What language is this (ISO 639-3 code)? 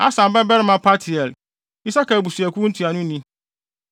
aka